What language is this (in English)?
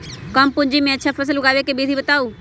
Magahi